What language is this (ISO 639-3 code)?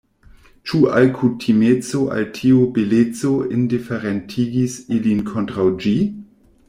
epo